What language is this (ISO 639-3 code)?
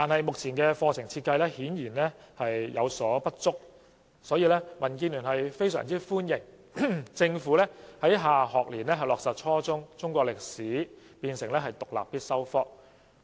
yue